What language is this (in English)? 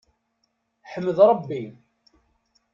Kabyle